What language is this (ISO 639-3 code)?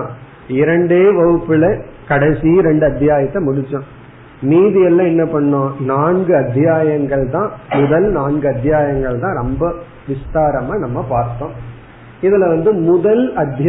tam